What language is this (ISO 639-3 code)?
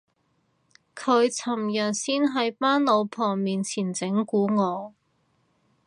yue